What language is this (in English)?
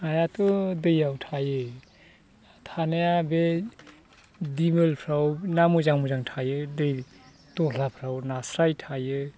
Bodo